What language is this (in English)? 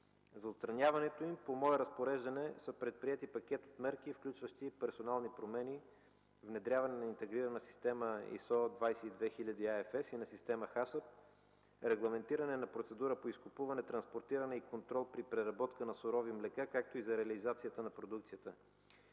Bulgarian